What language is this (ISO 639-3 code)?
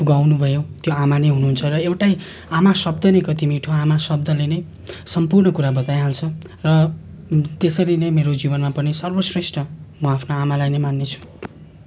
nep